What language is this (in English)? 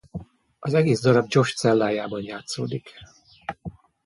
Hungarian